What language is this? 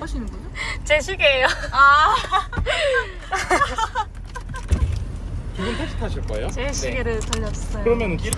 Korean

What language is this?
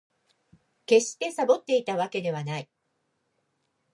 Japanese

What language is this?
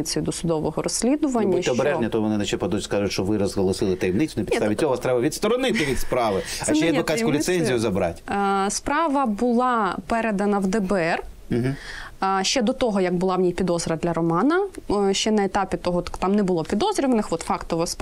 Ukrainian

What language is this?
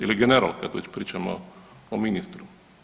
Croatian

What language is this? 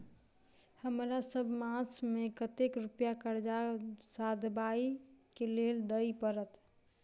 Maithili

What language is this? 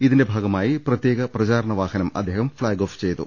Malayalam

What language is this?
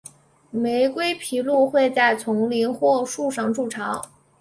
Chinese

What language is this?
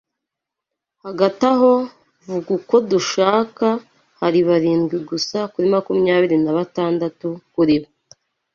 Kinyarwanda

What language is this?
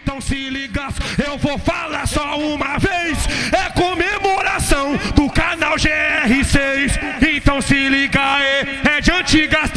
Portuguese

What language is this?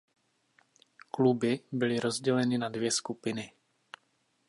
Czech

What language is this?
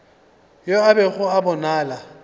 Northern Sotho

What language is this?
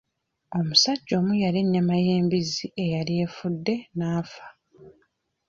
Ganda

